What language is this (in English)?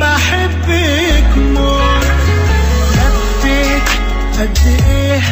Arabic